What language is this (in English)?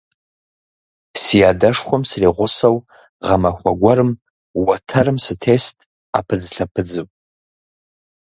Kabardian